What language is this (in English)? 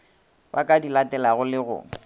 Northern Sotho